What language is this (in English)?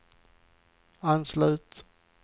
Swedish